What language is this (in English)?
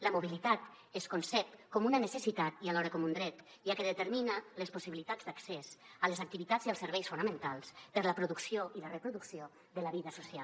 Catalan